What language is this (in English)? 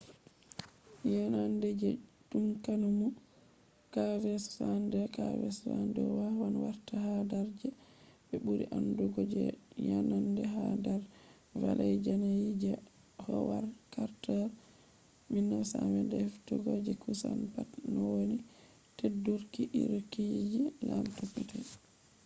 Fula